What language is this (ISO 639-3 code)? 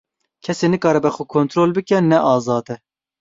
kur